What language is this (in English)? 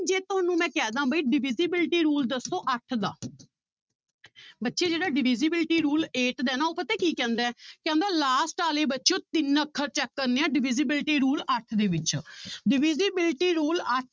Punjabi